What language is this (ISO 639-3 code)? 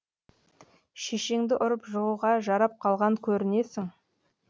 kaz